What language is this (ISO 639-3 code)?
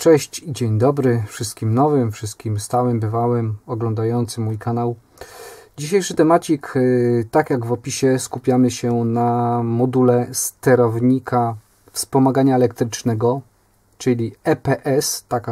pol